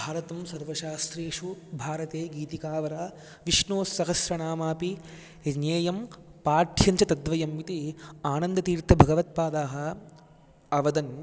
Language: Sanskrit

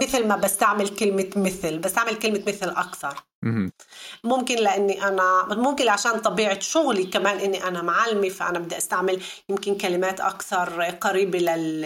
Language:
Hebrew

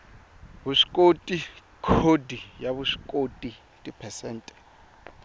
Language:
Tsonga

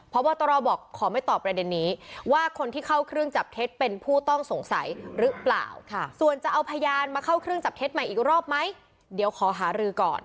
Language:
Thai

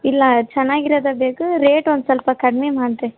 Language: Kannada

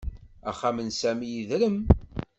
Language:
Kabyle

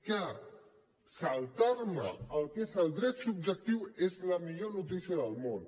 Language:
Catalan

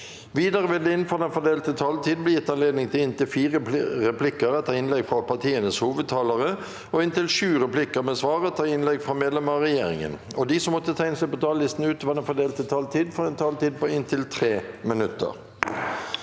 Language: Norwegian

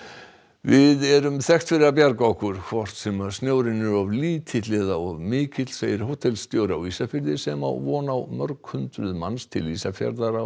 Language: Icelandic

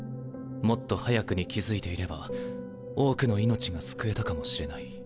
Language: Japanese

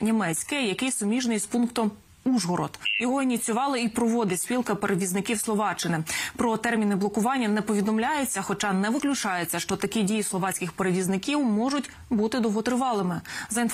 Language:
Ukrainian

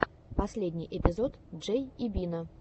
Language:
Russian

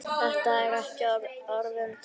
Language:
Icelandic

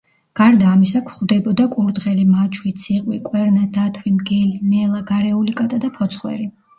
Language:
Georgian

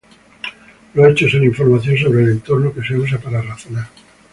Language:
Spanish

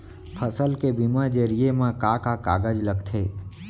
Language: Chhattisgarhi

